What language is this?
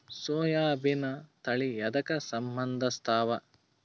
Kannada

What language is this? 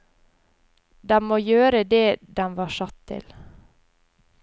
Norwegian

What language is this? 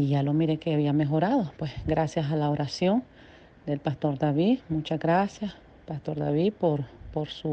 Spanish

